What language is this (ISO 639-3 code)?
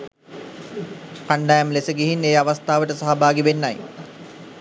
sin